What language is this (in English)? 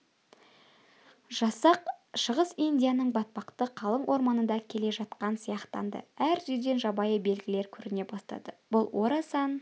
Kazakh